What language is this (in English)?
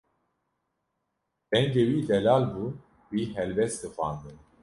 Kurdish